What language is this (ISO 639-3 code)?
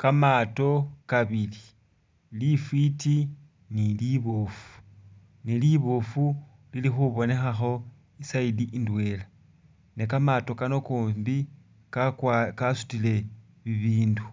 myx